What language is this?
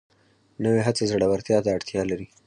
Pashto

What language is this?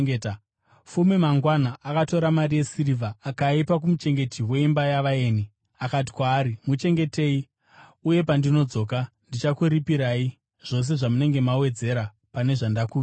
Shona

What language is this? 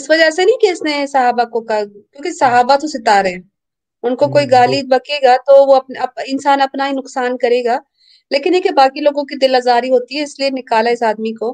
Urdu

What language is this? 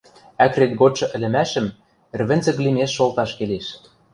Western Mari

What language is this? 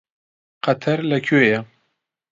Central Kurdish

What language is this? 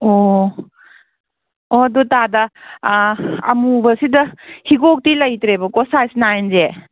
Manipuri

